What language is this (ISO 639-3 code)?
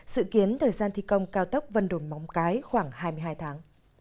vie